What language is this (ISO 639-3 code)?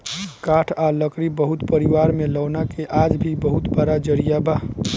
bho